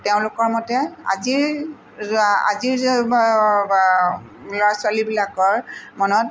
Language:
Assamese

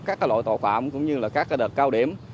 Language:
Vietnamese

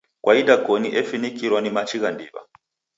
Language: Taita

